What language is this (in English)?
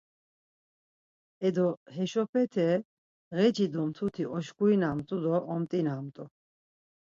Laz